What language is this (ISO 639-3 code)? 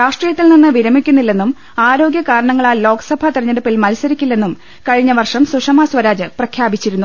mal